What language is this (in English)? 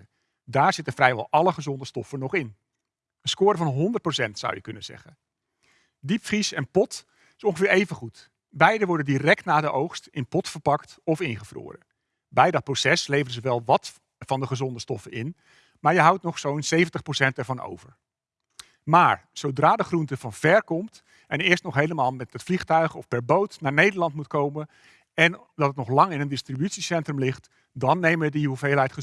Dutch